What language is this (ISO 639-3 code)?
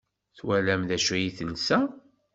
kab